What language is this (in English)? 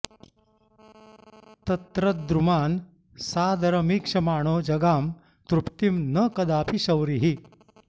Sanskrit